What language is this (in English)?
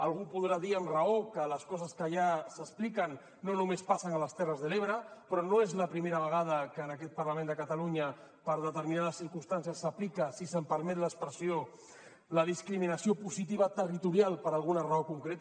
Catalan